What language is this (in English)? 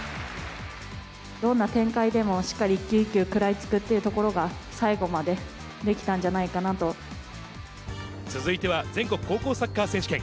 Japanese